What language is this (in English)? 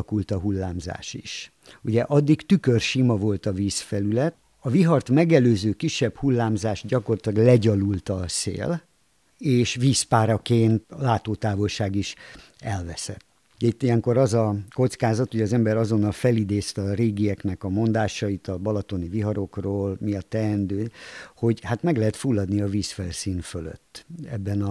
Hungarian